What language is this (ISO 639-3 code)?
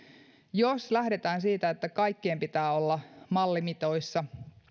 fin